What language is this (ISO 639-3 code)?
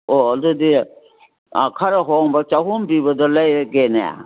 mni